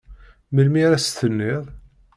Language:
Kabyle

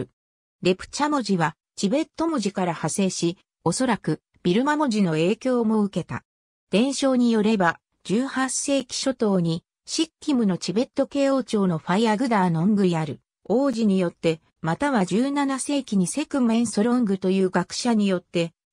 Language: Japanese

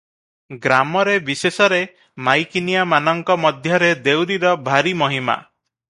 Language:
Odia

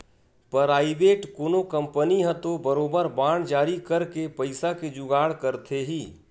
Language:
Chhattisgarhi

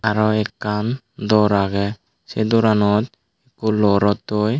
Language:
Chakma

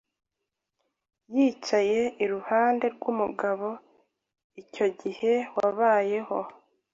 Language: Kinyarwanda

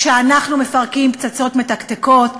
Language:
Hebrew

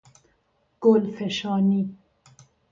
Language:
Persian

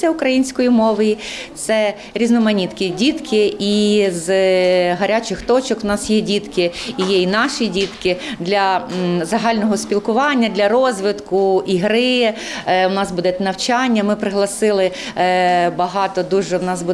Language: Ukrainian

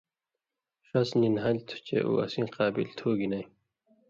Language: Indus Kohistani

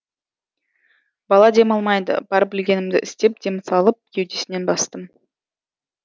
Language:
Kazakh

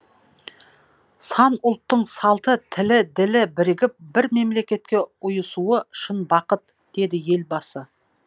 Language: Kazakh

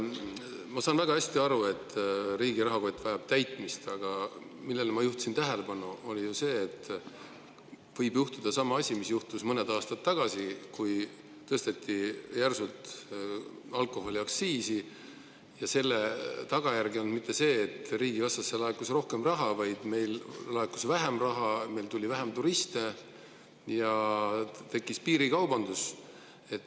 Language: Estonian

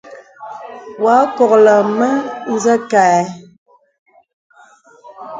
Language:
Bebele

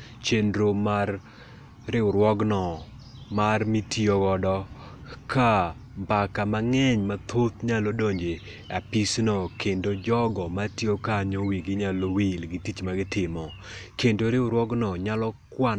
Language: Luo (Kenya and Tanzania)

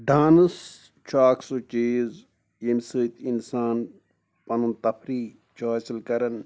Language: Kashmiri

